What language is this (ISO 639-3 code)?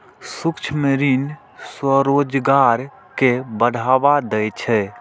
mai